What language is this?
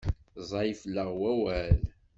Kabyle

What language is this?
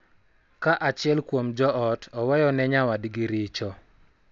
Luo (Kenya and Tanzania)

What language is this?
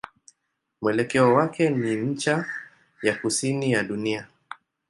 Swahili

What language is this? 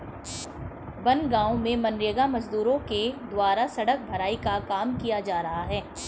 Hindi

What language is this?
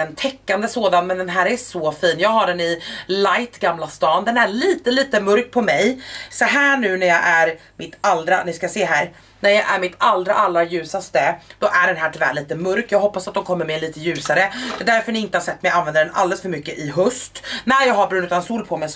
Swedish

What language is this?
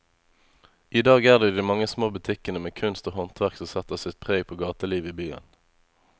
Norwegian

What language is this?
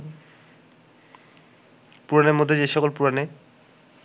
Bangla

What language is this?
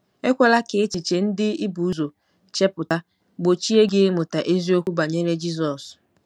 Igbo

